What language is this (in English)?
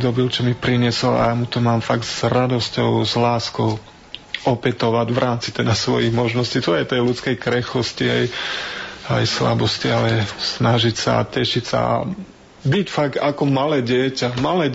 Slovak